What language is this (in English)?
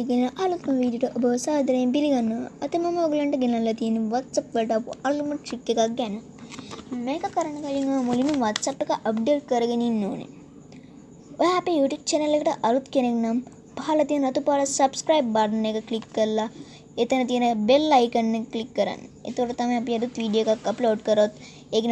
Sinhala